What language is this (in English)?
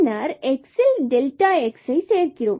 Tamil